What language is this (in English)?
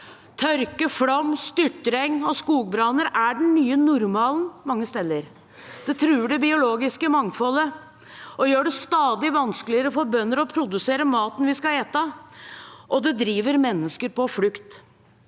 Norwegian